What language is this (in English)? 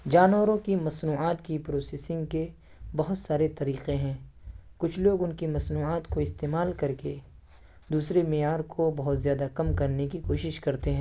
Urdu